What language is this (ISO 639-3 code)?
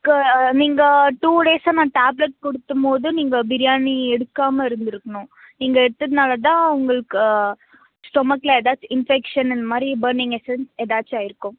tam